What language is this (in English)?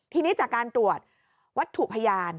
Thai